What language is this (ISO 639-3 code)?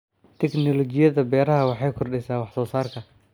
som